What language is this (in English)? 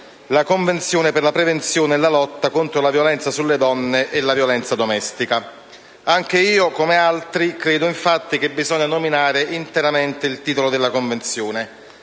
Italian